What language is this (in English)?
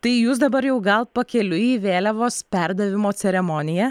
Lithuanian